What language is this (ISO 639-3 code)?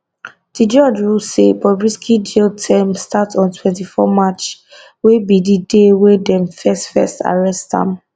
pcm